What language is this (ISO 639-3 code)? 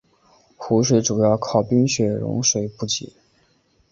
zho